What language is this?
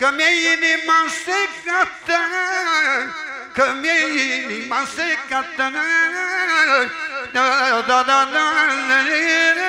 Romanian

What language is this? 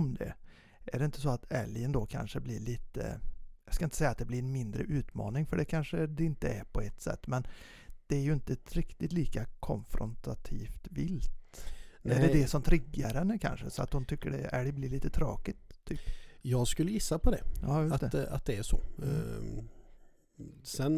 Swedish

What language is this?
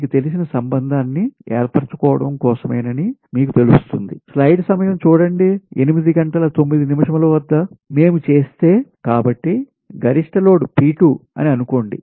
Telugu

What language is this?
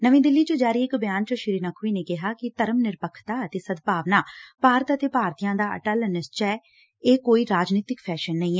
Punjabi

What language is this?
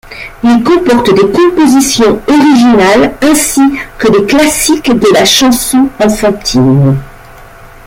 French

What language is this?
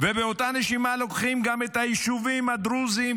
Hebrew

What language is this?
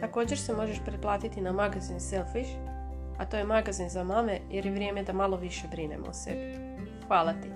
Croatian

